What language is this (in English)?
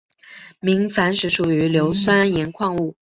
Chinese